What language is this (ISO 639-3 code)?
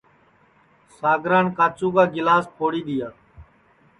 ssi